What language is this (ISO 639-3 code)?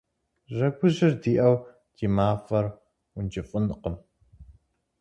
kbd